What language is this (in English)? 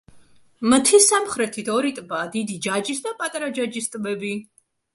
Georgian